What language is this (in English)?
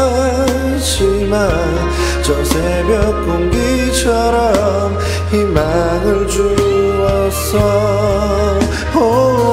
Korean